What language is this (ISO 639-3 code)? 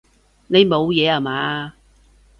yue